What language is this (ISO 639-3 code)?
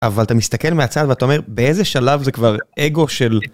heb